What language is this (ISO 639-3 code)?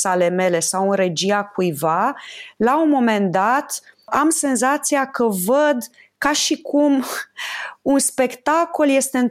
ron